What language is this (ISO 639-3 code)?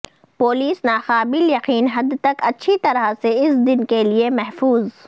urd